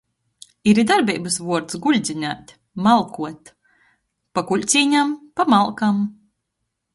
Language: Latgalian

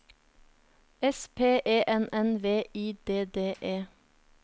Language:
Norwegian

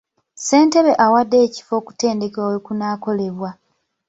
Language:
Ganda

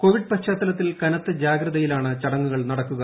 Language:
Malayalam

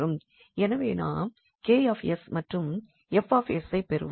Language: Tamil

